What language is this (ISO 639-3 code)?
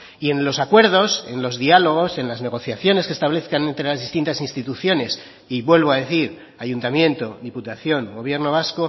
spa